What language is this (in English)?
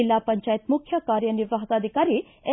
Kannada